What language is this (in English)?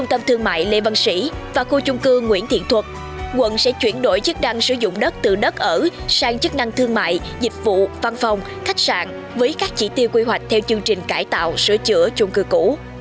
Vietnamese